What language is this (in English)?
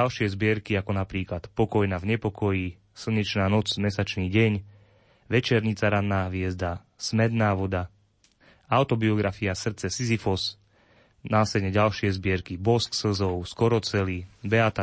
Slovak